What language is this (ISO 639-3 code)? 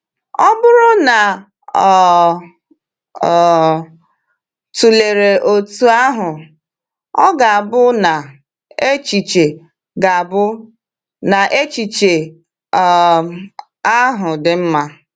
ibo